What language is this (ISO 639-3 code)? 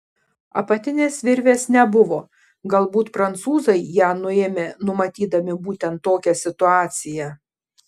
lit